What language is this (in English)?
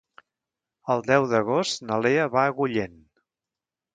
Catalan